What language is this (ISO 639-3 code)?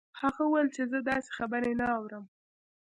pus